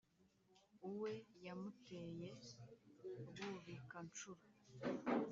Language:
Kinyarwanda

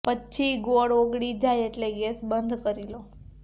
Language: Gujarati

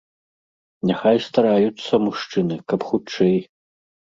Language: Belarusian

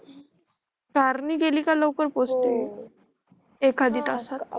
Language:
Marathi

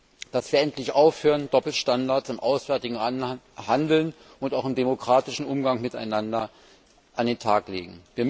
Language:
German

